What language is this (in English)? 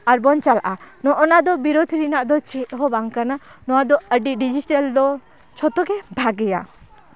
Santali